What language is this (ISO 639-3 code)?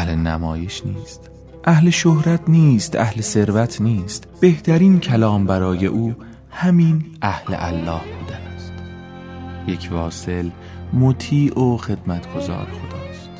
fas